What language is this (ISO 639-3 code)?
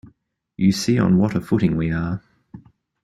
eng